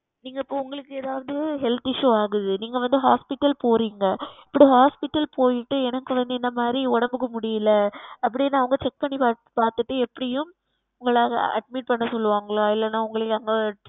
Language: Tamil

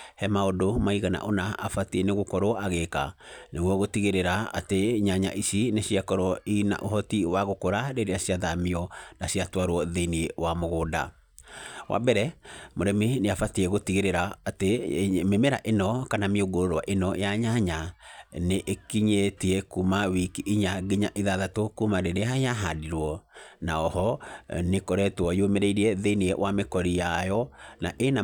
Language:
Kikuyu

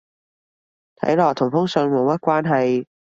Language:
Cantonese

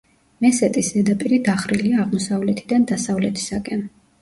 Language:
Georgian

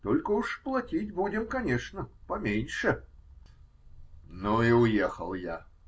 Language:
Russian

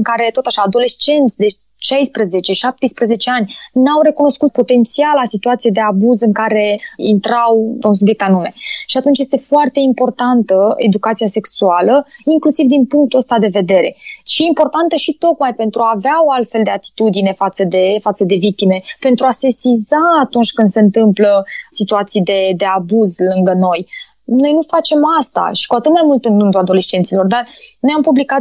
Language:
Romanian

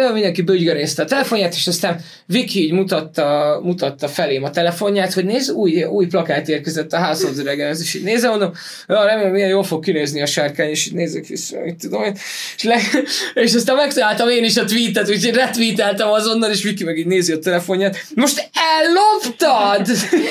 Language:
Hungarian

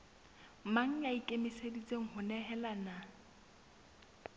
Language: Southern Sotho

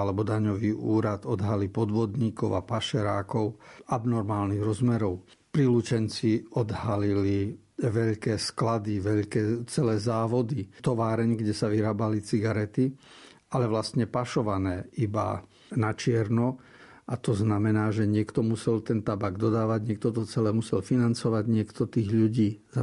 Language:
Slovak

